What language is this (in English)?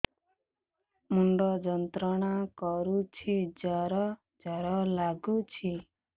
Odia